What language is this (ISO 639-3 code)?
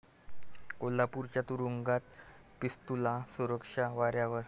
mar